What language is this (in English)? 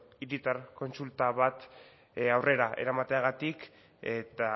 Basque